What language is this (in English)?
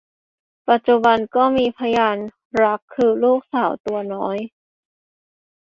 Thai